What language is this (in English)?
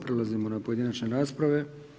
Croatian